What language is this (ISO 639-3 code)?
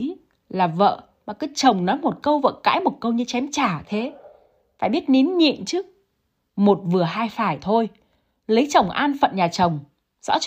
vie